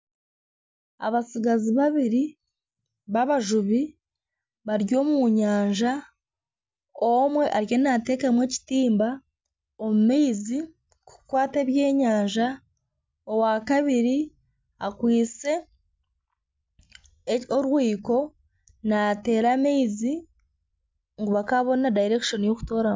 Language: Nyankole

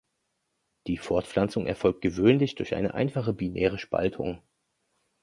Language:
German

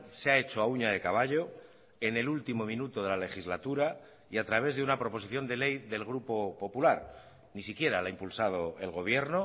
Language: Spanish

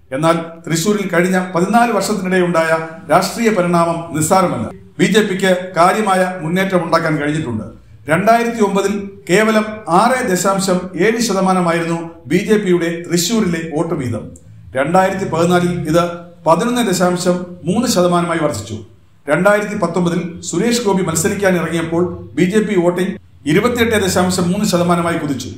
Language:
Malayalam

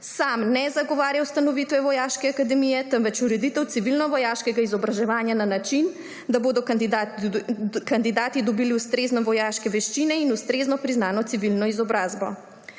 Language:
Slovenian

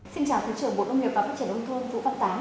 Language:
Vietnamese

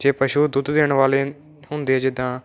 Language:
Punjabi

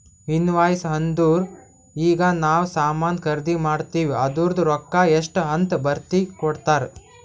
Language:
Kannada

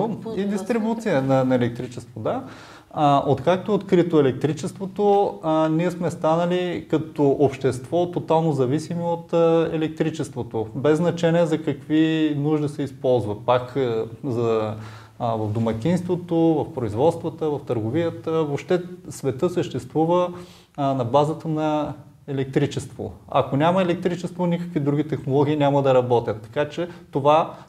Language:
Bulgarian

